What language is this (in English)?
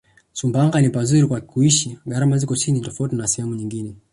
Swahili